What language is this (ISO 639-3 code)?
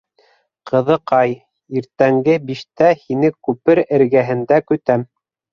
bak